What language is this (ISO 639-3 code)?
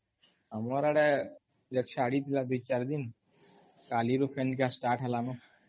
ori